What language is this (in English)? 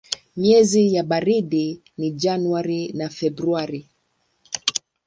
Swahili